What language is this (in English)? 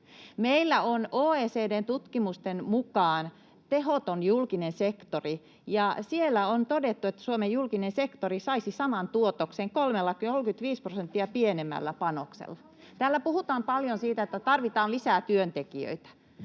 Finnish